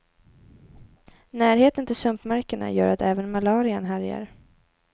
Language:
Swedish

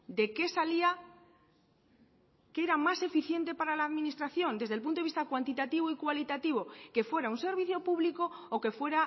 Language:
Spanish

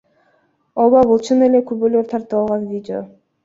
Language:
Kyrgyz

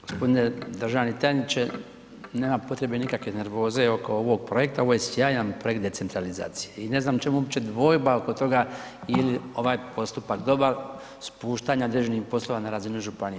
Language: Croatian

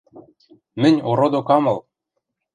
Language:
Western Mari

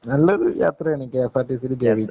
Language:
Malayalam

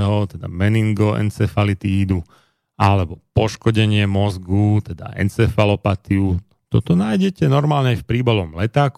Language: Slovak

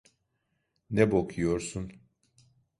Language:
Turkish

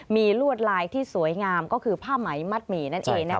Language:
Thai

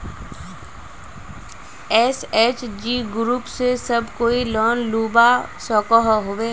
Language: Magahi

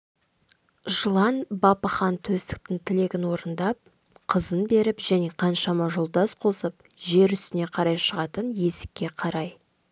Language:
Kazakh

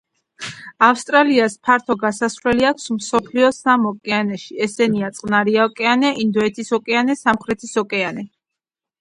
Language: Georgian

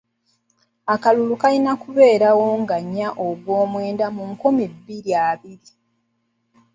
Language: Ganda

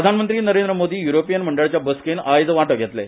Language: Konkani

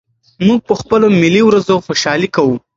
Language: Pashto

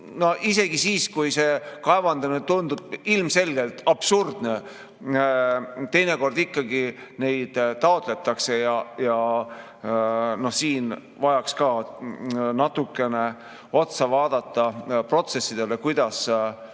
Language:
Estonian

